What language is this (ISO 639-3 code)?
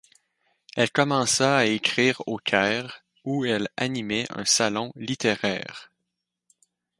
fra